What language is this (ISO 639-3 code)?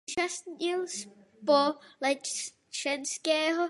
ces